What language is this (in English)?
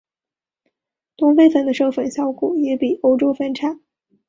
Chinese